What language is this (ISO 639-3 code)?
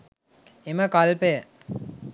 sin